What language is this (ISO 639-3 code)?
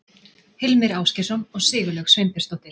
isl